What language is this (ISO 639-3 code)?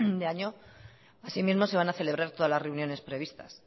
spa